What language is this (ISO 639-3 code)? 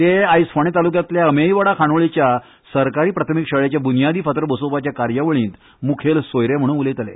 kok